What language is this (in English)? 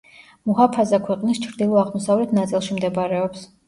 Georgian